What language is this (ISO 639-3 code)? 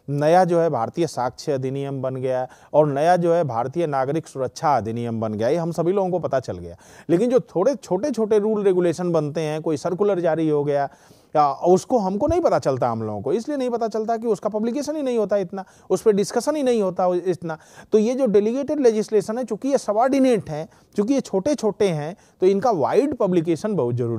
hin